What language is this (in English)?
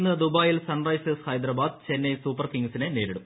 Malayalam